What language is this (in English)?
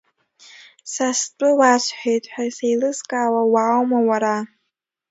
Abkhazian